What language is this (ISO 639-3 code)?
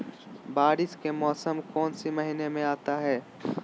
mag